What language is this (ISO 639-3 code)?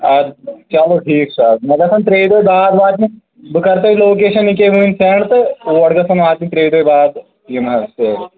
kas